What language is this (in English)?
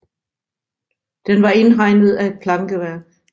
Danish